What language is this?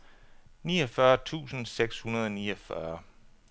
Danish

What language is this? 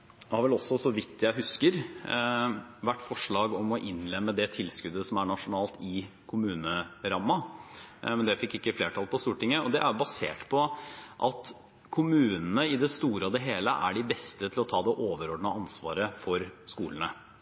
Norwegian Bokmål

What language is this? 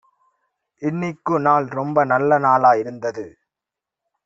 Tamil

